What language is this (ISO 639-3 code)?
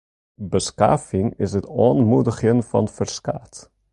fry